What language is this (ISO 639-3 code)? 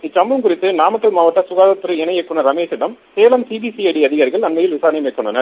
tam